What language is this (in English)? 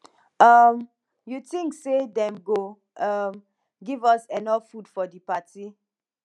Nigerian Pidgin